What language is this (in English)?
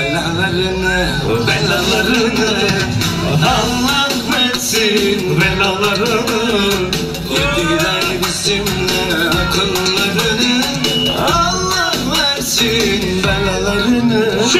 Turkish